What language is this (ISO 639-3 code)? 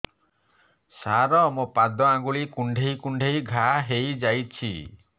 ori